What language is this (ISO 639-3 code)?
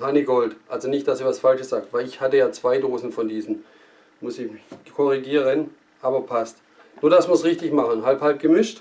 deu